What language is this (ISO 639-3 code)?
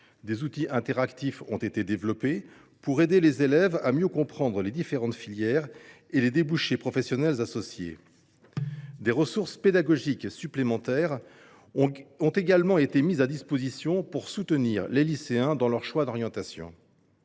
fra